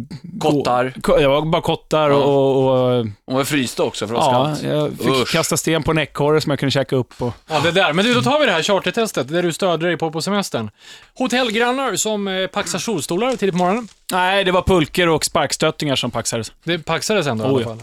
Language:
Swedish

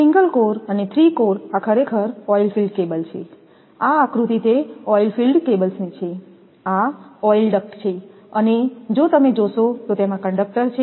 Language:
Gujarati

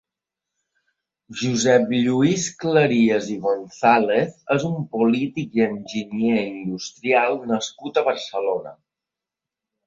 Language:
Catalan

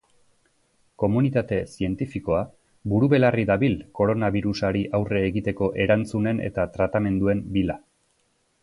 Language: Basque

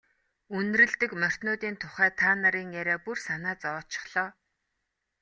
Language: Mongolian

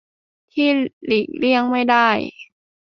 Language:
Thai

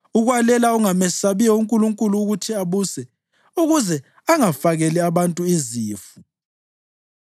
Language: North Ndebele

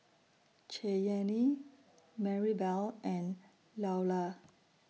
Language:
English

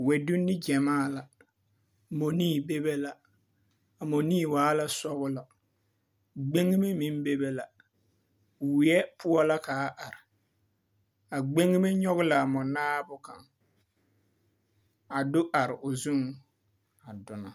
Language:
Southern Dagaare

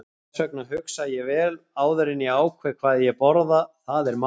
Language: Icelandic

